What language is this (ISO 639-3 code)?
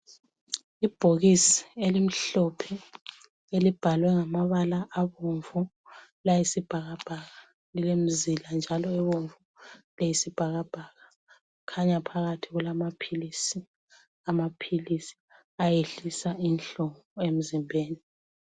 nde